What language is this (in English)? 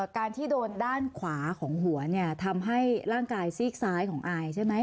Thai